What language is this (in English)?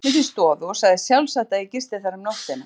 Icelandic